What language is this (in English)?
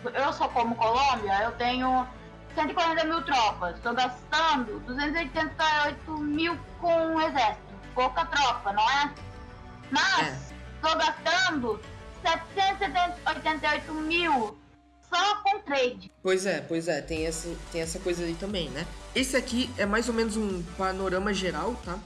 Portuguese